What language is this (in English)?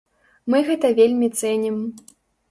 Belarusian